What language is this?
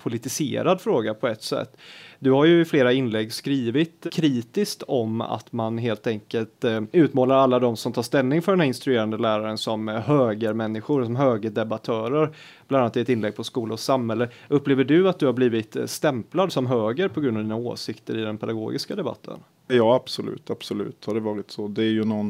Swedish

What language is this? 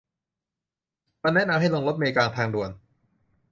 Thai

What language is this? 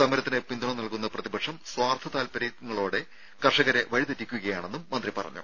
Malayalam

